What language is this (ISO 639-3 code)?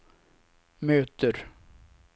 swe